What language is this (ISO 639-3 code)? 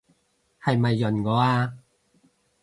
yue